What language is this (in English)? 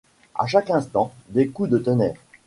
French